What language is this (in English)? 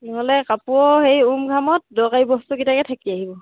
Assamese